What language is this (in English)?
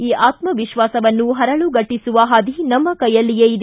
Kannada